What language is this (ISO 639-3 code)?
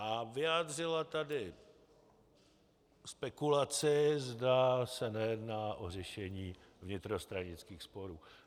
ces